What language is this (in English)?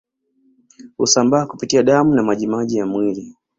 Swahili